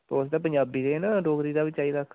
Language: Dogri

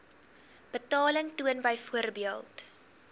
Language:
Afrikaans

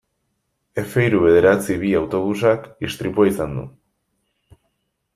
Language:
Basque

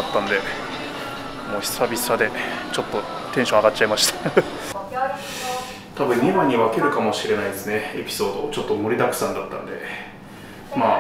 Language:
Japanese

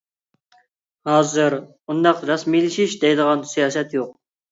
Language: Uyghur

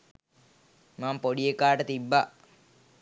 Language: Sinhala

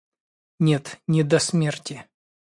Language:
Russian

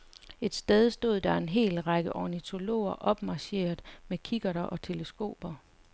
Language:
Danish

